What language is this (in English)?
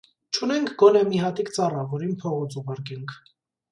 Armenian